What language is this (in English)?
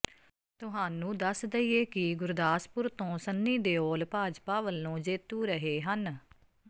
Punjabi